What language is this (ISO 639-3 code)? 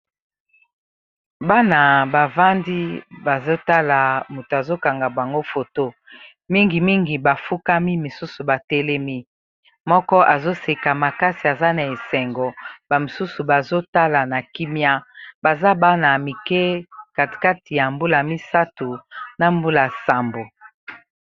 lin